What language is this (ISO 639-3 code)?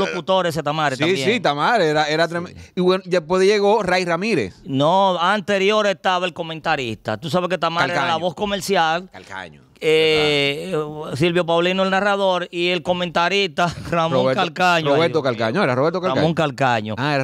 spa